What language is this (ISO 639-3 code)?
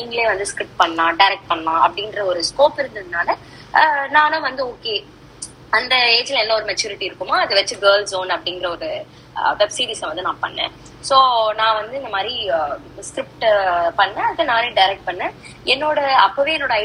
tam